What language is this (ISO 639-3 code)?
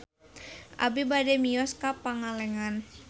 sun